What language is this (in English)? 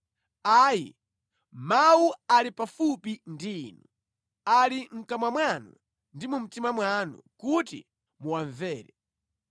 Nyanja